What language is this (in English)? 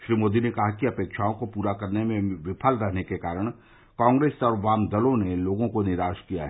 Hindi